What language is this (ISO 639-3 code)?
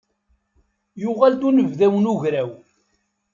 kab